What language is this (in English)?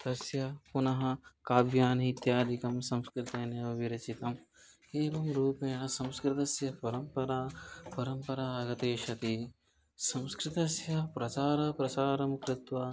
Sanskrit